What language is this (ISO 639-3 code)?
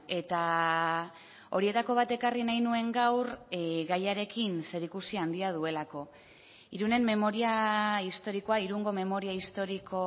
eus